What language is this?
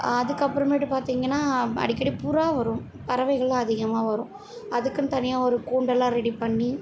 Tamil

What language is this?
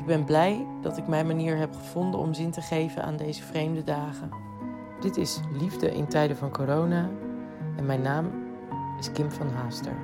Dutch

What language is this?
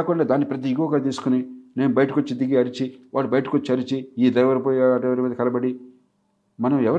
Telugu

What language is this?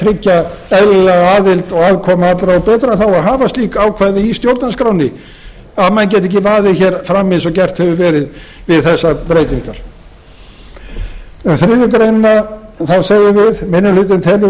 Icelandic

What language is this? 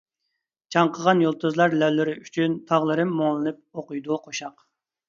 Uyghur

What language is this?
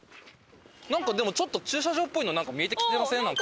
Japanese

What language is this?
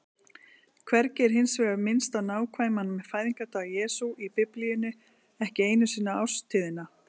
Icelandic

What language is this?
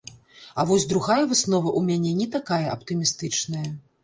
Belarusian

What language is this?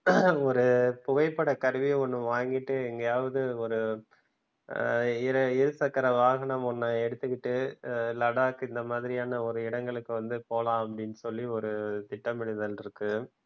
Tamil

